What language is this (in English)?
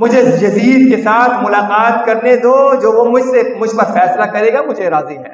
Urdu